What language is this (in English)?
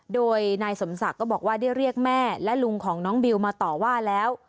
Thai